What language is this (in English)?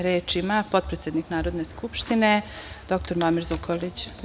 Serbian